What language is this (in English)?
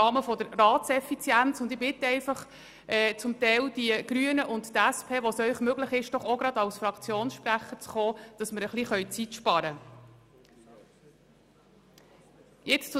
Swiss German